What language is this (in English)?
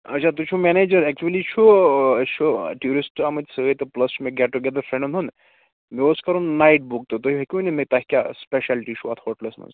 Kashmiri